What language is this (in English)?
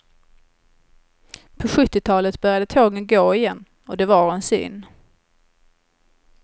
Swedish